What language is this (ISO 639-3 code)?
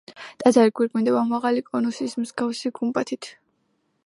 kat